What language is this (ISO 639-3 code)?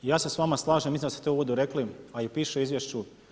hrv